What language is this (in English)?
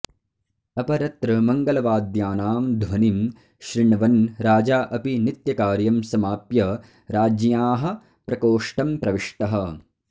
Sanskrit